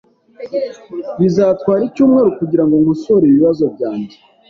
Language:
Kinyarwanda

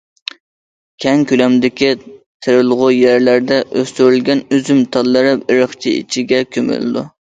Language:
Uyghur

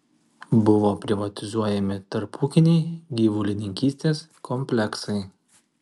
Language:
Lithuanian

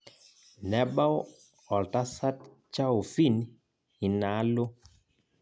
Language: Masai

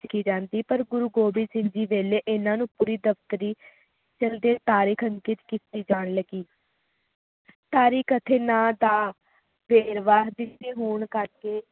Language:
Punjabi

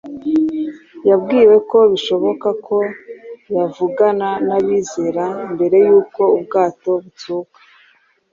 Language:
Kinyarwanda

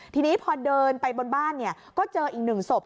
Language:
Thai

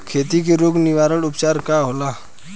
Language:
Bhojpuri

